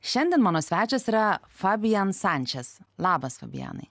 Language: Lithuanian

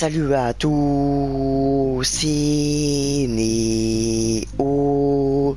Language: French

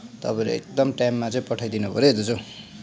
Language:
Nepali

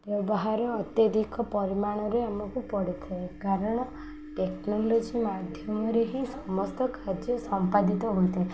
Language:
Odia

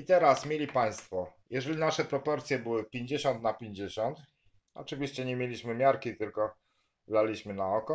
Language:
Polish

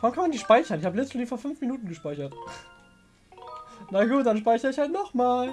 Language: German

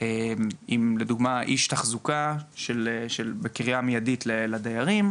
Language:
Hebrew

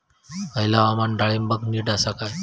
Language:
Marathi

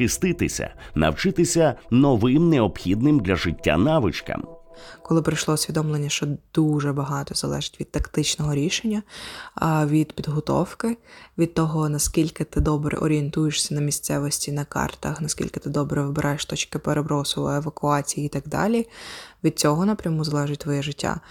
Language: Ukrainian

